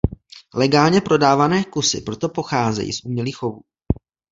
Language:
Czech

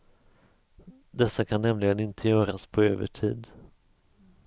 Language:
Swedish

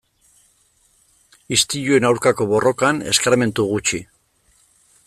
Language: Basque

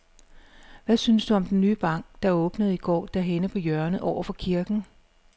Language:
Danish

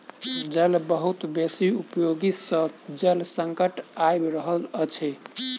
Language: Maithili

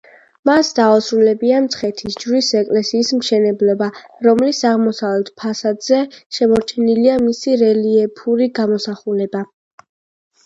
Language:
Georgian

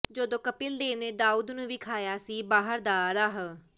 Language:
Punjabi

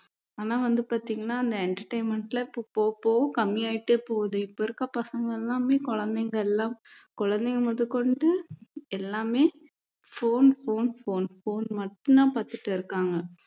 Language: Tamil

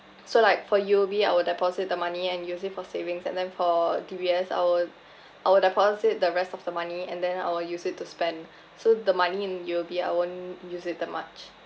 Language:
English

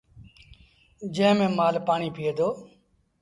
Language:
Sindhi Bhil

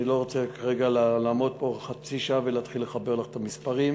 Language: Hebrew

